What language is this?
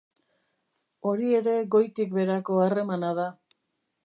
Basque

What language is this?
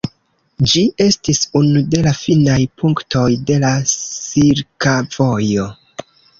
Esperanto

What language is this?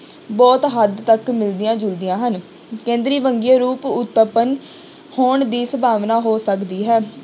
Punjabi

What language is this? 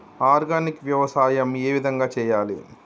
Telugu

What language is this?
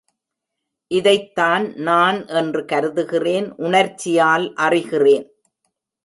Tamil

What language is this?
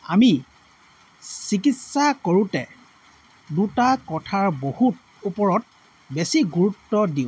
Assamese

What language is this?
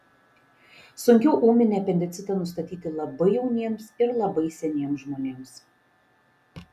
Lithuanian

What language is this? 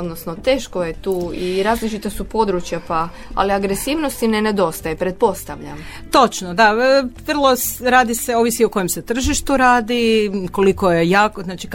Croatian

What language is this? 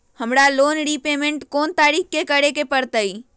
Magahi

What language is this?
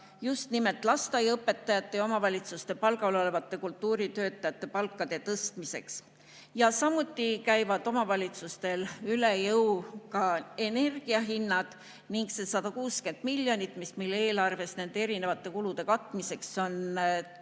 Estonian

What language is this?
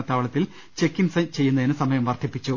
Malayalam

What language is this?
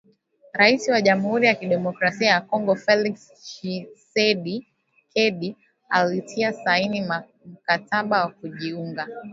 Swahili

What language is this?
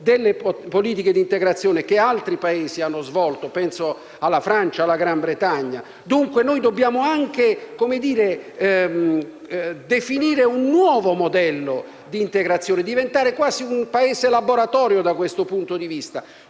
Italian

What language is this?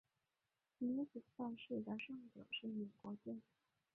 Chinese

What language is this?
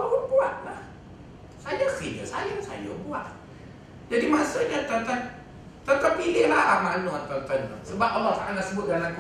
Malay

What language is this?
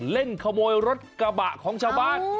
Thai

